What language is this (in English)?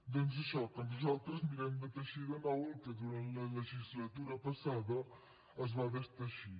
Catalan